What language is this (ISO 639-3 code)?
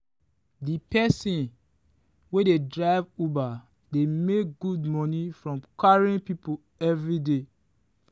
pcm